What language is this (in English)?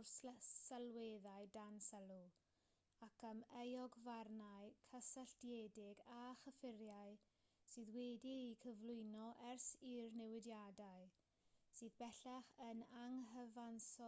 Welsh